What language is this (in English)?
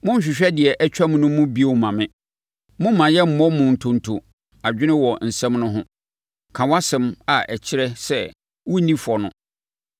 Akan